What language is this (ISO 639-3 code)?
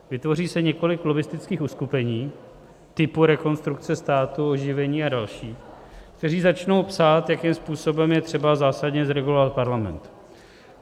ces